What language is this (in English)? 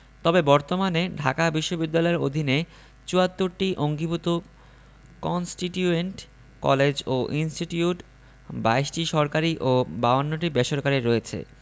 Bangla